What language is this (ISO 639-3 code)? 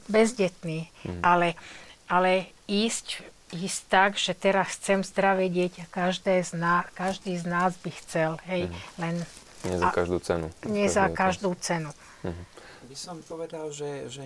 slk